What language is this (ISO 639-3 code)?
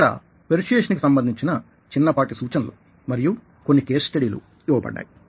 tel